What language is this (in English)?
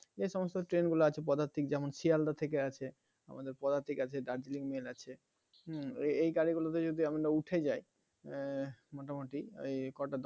Bangla